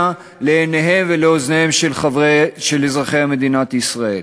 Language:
Hebrew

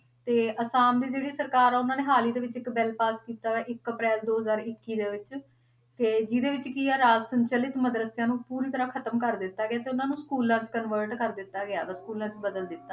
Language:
Punjabi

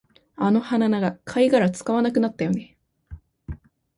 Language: Japanese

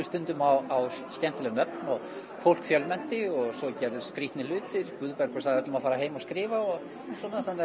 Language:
Icelandic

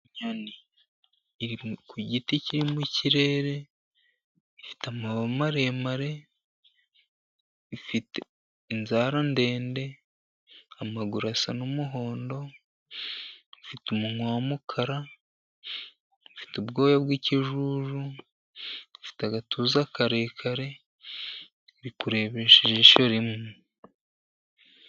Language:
Kinyarwanda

